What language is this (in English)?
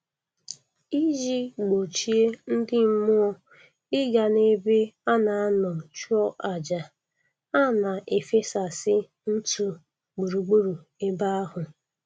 Igbo